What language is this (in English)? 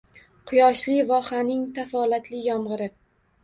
Uzbek